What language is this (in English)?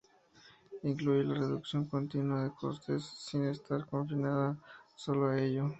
Spanish